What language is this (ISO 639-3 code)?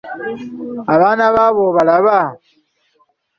lug